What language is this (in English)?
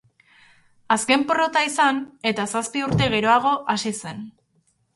Basque